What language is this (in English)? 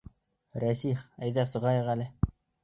Bashkir